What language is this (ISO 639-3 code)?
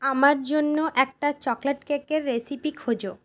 ben